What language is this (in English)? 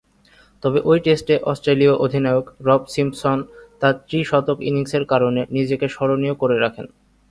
Bangla